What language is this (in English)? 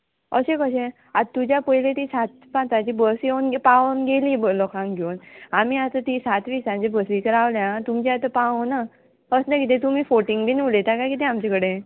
Konkani